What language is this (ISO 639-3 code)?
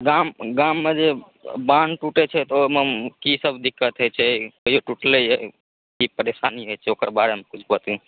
mai